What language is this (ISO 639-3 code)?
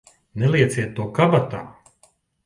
lav